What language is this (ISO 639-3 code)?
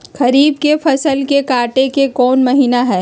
mag